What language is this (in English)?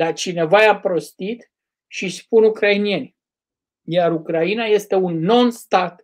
Romanian